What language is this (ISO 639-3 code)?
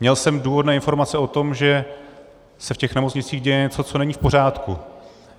ces